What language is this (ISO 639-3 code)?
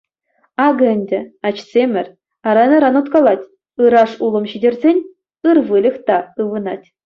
chv